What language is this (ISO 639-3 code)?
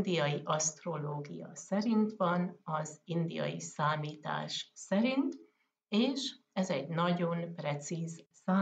hun